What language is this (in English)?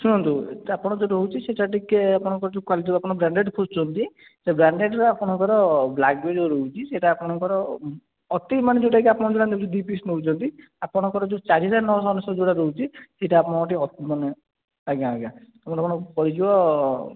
Odia